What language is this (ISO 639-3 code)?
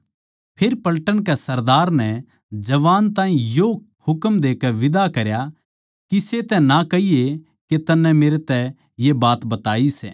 bgc